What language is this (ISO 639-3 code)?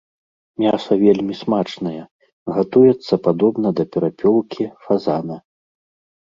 bel